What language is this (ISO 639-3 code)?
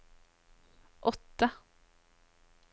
nor